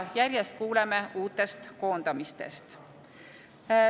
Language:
Estonian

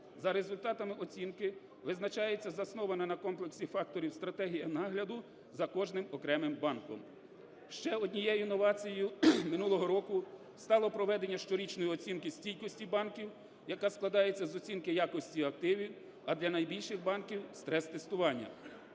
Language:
Ukrainian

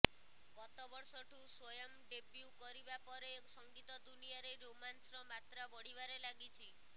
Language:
Odia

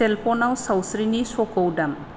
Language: Bodo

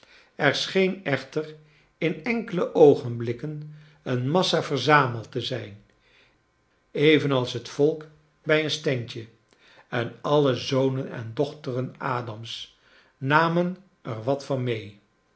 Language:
Dutch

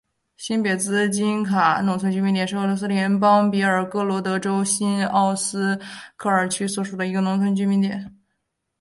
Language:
Chinese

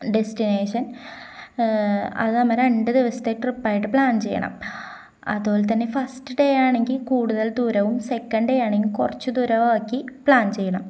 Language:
Malayalam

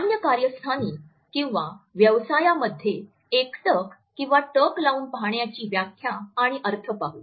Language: Marathi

